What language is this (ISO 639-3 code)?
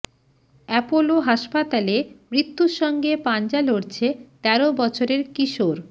ben